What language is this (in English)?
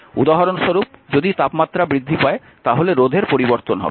Bangla